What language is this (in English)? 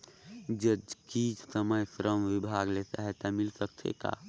Chhattisgarhi